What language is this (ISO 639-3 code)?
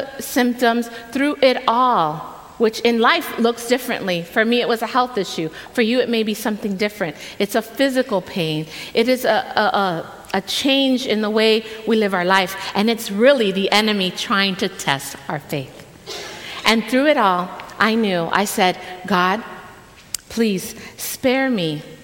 eng